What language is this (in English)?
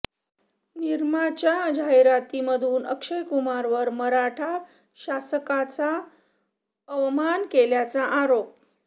Marathi